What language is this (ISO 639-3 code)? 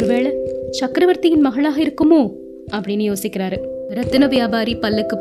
tam